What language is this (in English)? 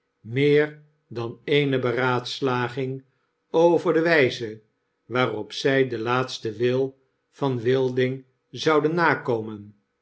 Dutch